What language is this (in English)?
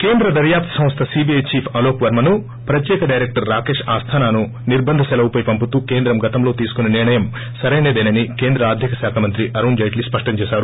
Telugu